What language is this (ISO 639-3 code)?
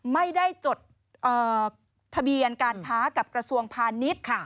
tha